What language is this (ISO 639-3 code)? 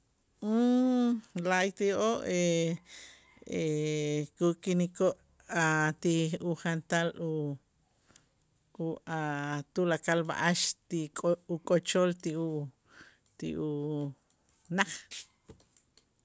itz